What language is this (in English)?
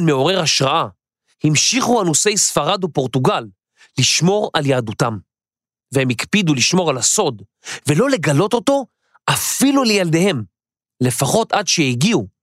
Hebrew